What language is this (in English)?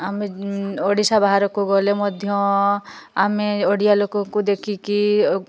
Odia